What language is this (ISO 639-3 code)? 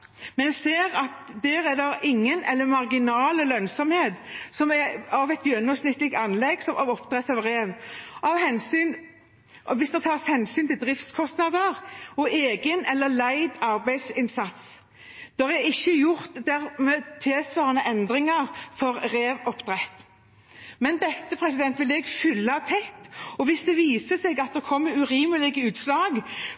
nob